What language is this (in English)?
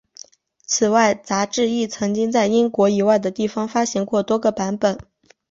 Chinese